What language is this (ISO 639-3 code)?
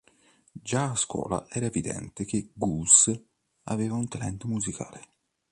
ita